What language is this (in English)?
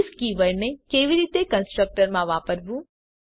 Gujarati